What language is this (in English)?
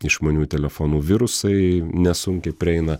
Lithuanian